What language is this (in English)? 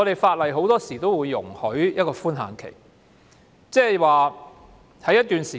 Cantonese